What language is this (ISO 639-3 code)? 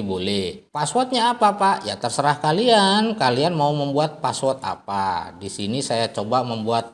ind